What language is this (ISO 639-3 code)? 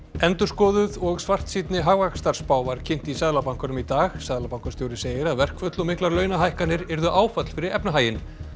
isl